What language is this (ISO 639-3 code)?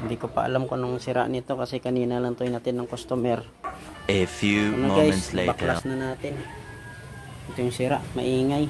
ind